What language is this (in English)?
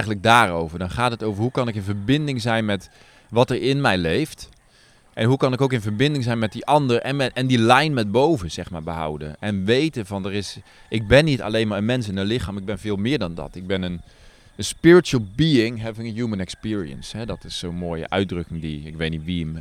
Dutch